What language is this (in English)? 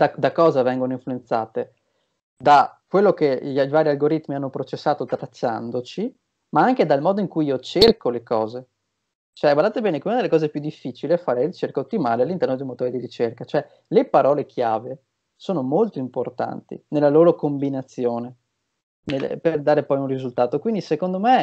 Italian